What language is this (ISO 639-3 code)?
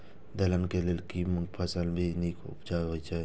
mai